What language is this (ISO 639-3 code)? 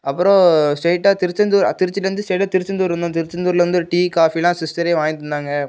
tam